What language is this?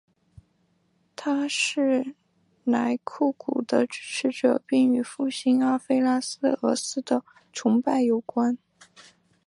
Chinese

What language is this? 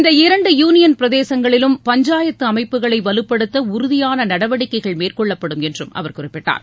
Tamil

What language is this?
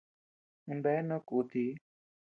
Tepeuxila Cuicatec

